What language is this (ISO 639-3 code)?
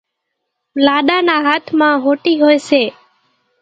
gjk